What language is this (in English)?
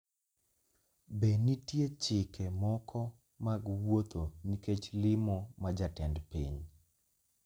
Luo (Kenya and Tanzania)